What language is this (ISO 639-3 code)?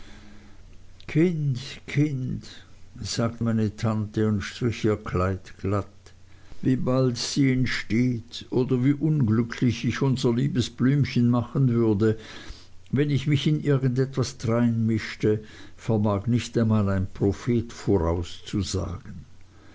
deu